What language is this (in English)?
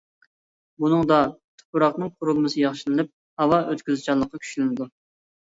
Uyghur